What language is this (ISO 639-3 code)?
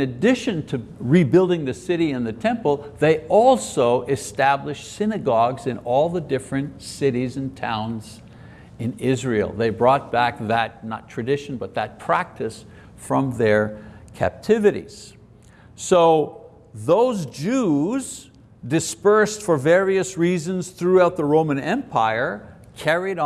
eng